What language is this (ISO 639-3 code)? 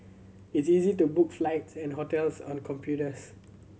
eng